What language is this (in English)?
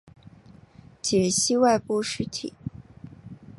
Chinese